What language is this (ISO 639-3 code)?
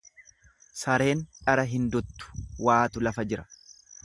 orm